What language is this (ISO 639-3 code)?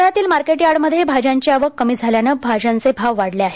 mar